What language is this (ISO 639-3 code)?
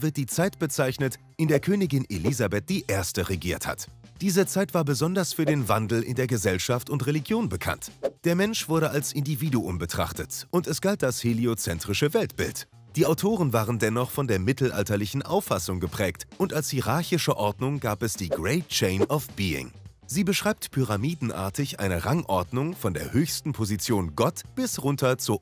deu